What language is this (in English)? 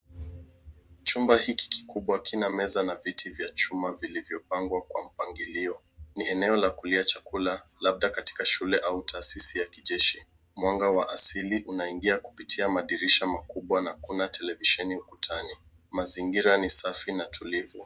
Swahili